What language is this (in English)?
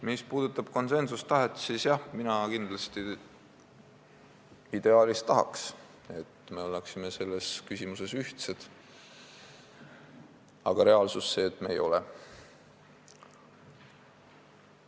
Estonian